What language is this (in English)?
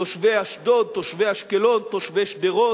Hebrew